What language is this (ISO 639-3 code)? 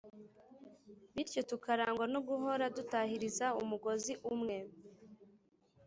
kin